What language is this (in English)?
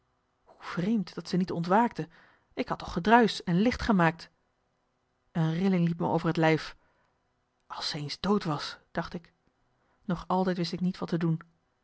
Dutch